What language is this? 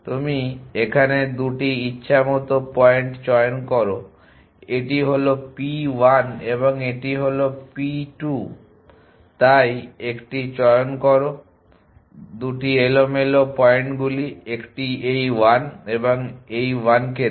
Bangla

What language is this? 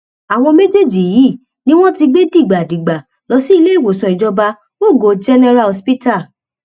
Yoruba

